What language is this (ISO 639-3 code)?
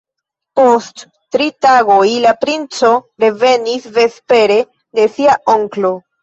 epo